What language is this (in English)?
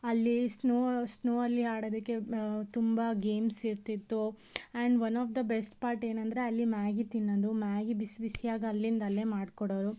Kannada